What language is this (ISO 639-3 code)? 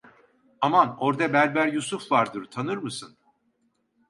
tur